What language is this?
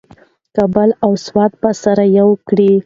Pashto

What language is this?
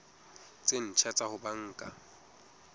Southern Sotho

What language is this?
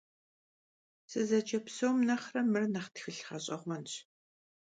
Kabardian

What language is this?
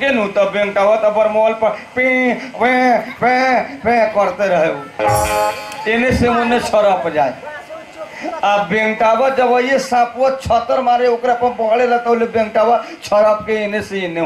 Hindi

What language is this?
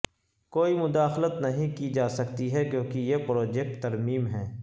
Urdu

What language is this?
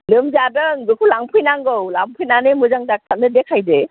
Bodo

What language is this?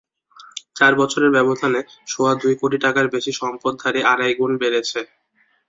Bangla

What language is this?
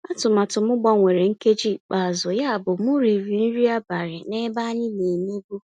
Igbo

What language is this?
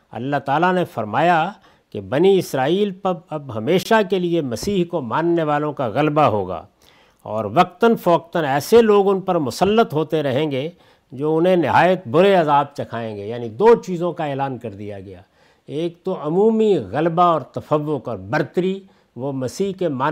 Urdu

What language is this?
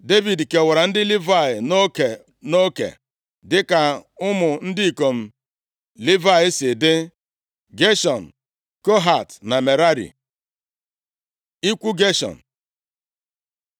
Igbo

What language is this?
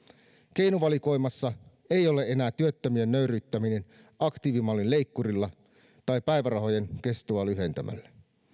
Finnish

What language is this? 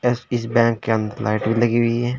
Hindi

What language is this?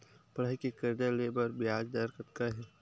Chhattisgarhi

